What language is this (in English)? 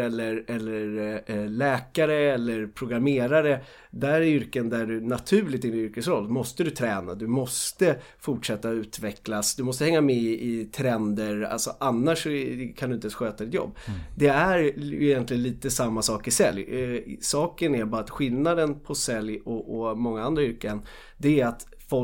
Swedish